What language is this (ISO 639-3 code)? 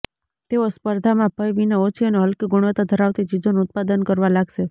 guj